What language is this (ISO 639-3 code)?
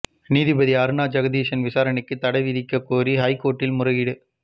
tam